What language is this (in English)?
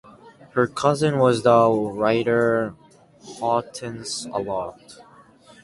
English